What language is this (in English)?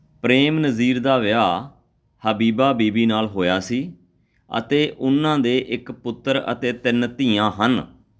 Punjabi